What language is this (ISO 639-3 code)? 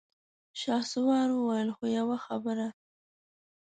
pus